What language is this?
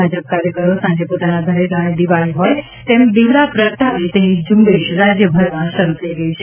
Gujarati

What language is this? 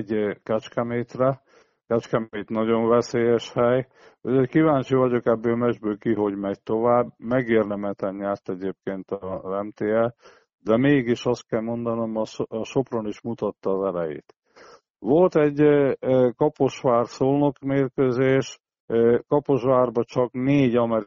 Hungarian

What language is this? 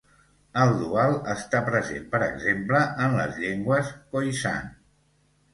Catalan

